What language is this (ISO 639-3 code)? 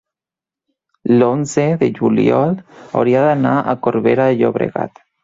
cat